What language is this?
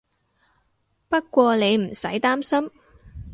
Cantonese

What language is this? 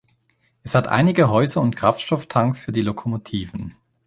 German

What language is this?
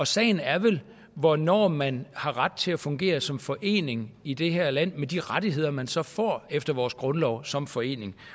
Danish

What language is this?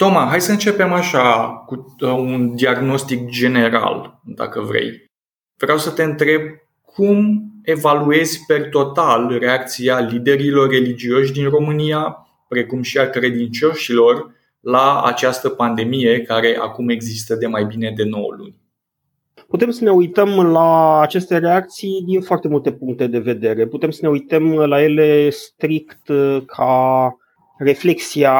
Romanian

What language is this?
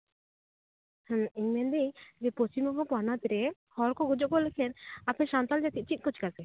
Santali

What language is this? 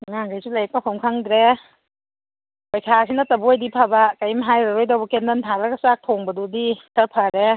Manipuri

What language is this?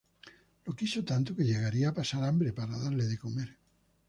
Spanish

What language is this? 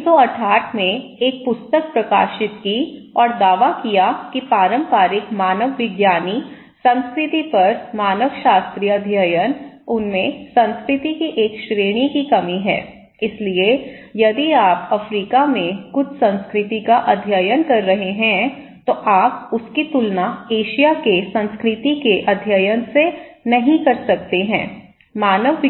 Hindi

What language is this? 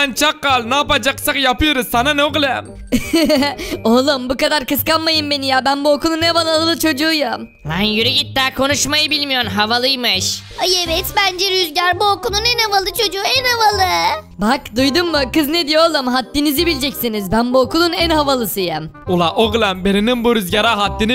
Turkish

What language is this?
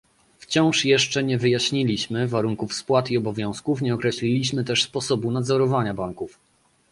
Polish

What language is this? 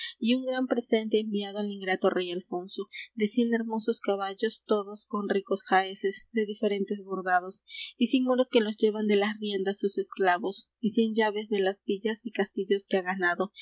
Spanish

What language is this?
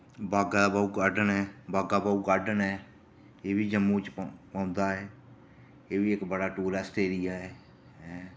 Dogri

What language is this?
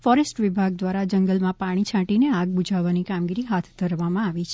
Gujarati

